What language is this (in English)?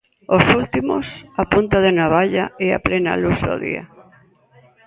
Galician